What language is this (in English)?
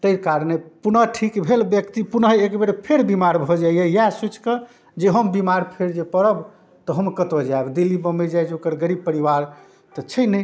Maithili